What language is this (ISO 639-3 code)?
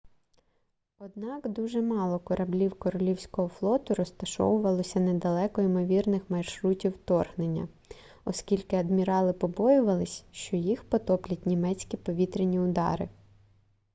ukr